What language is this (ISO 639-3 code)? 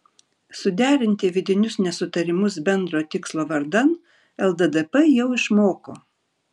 lit